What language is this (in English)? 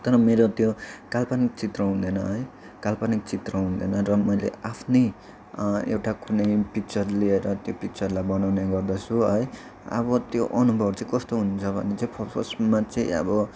Nepali